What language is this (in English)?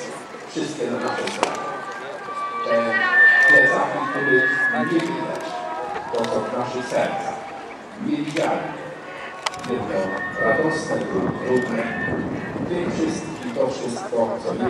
Polish